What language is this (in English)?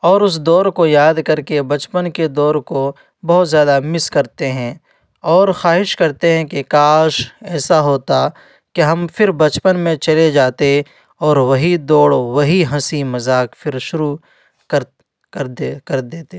Urdu